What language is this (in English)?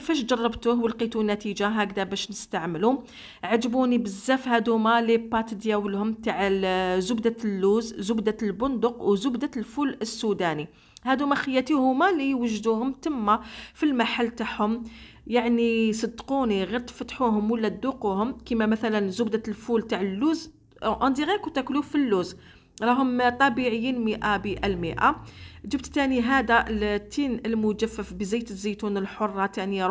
Arabic